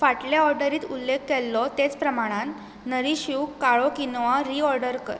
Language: Konkani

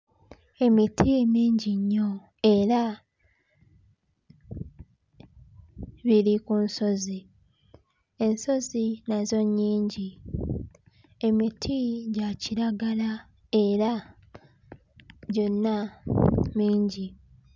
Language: Ganda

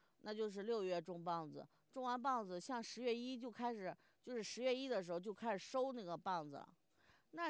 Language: Chinese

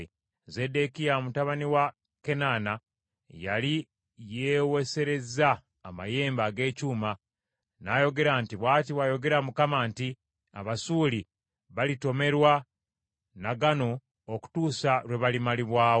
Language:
Ganda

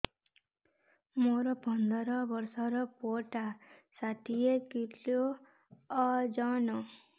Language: Odia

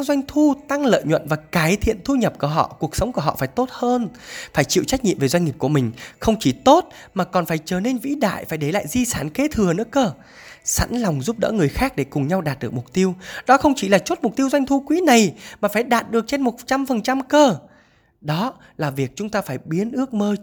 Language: Vietnamese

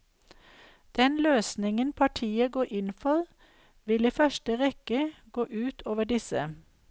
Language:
Norwegian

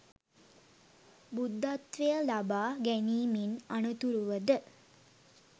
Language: Sinhala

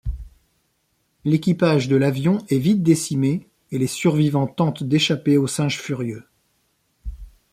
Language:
French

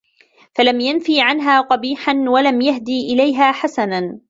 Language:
Arabic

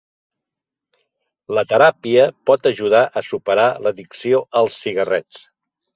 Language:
Catalan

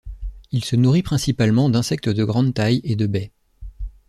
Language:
French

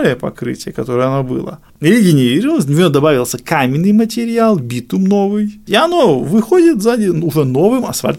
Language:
Russian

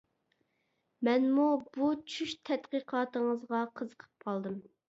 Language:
Uyghur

